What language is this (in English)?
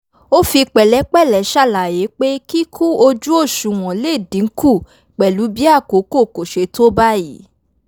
Yoruba